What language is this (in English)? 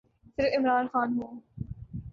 Urdu